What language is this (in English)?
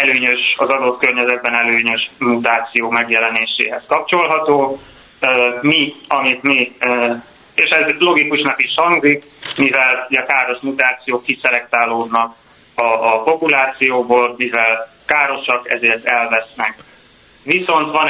Hungarian